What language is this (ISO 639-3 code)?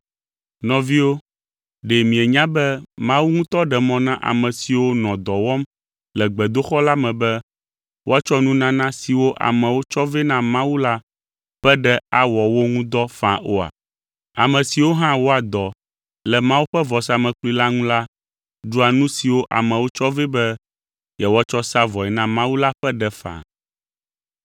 ewe